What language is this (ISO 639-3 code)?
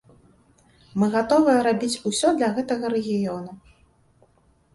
bel